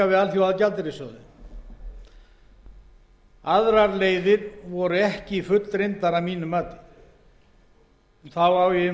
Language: Icelandic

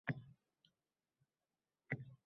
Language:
Uzbek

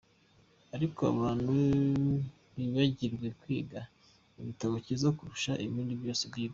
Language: Kinyarwanda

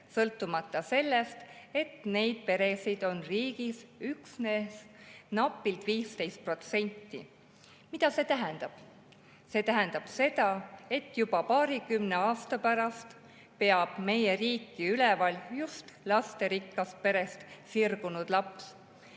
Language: Estonian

